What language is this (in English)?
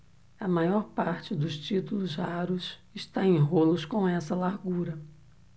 Portuguese